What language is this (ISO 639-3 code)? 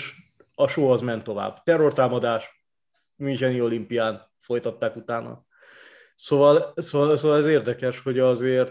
hun